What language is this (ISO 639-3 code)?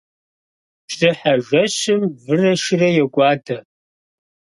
kbd